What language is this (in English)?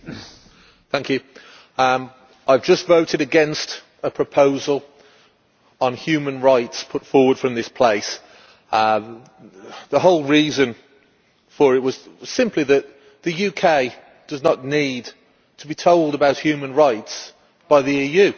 English